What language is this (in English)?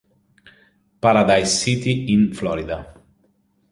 Italian